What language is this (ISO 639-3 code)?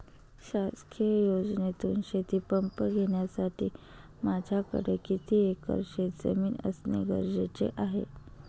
mar